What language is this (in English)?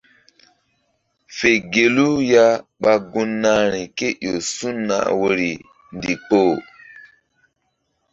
Mbum